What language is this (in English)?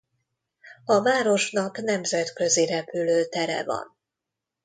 Hungarian